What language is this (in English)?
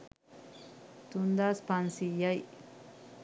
Sinhala